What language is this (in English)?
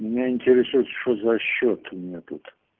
Russian